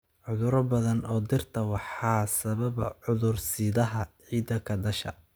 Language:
Somali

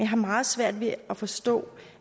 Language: Danish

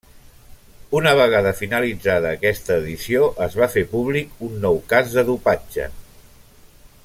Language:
Catalan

